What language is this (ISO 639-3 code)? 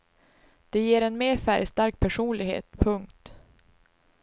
swe